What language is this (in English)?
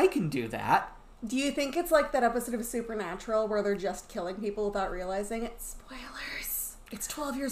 English